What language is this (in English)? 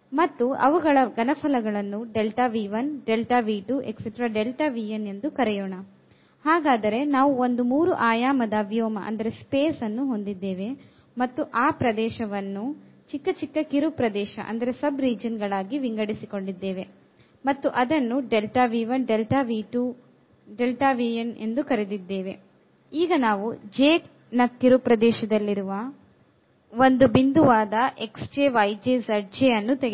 Kannada